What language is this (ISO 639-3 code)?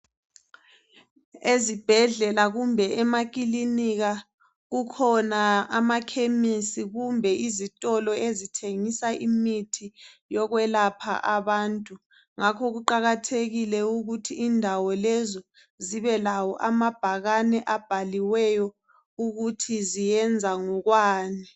nde